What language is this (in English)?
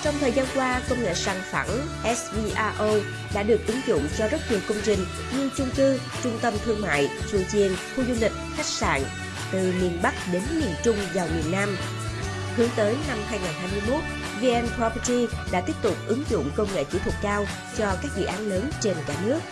Vietnamese